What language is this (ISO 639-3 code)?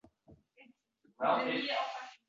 uzb